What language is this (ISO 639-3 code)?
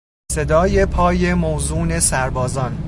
fas